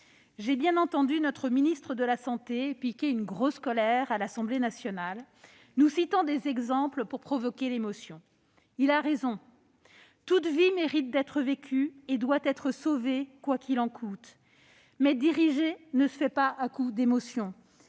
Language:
French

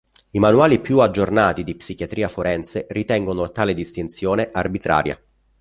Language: Italian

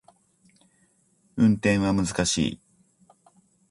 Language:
Japanese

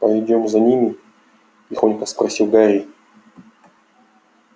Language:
Russian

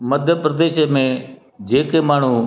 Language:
Sindhi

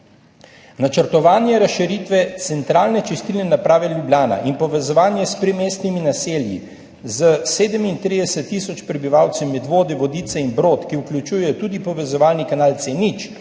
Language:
Slovenian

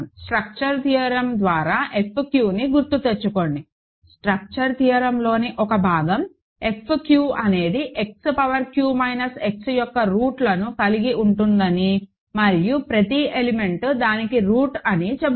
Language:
Telugu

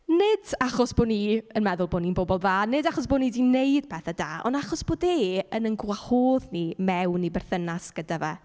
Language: Welsh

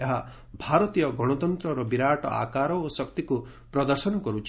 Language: Odia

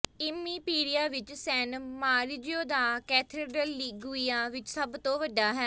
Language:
Punjabi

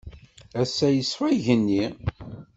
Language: Kabyle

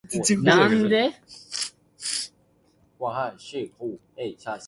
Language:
Cantonese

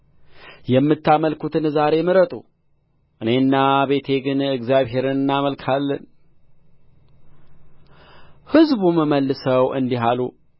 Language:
Amharic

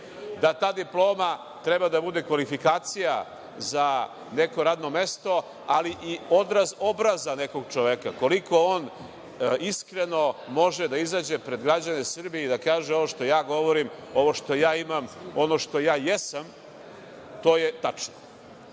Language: Serbian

